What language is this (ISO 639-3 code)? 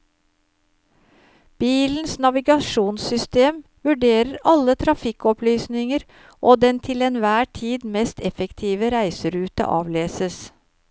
nor